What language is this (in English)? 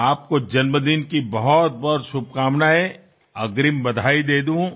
Gujarati